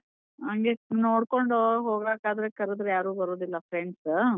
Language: Kannada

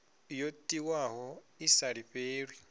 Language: Venda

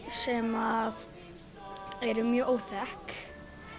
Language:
Icelandic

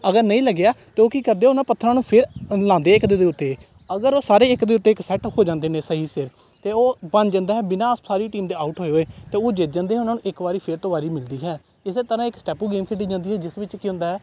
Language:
Punjabi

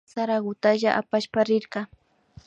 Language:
Imbabura Highland Quichua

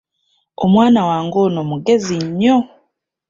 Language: Ganda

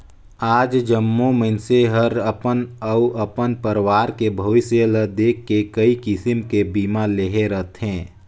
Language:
Chhattisgarhi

